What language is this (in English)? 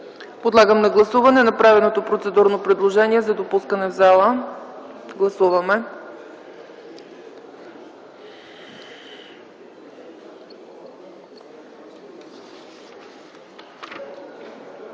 Bulgarian